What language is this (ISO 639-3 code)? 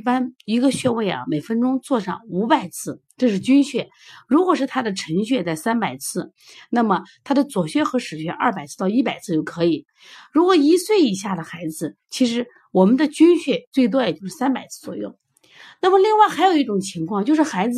zho